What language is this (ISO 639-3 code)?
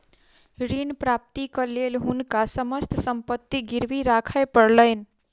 mai